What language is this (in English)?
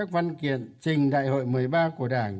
Vietnamese